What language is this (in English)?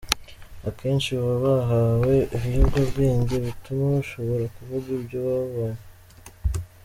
Kinyarwanda